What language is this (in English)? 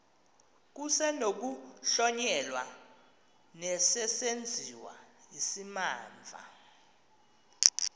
Xhosa